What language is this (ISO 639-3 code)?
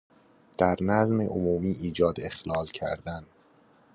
fas